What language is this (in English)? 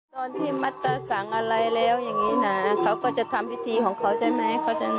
Thai